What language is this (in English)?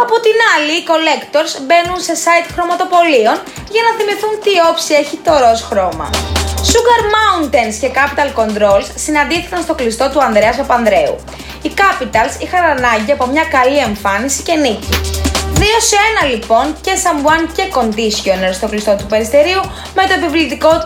Greek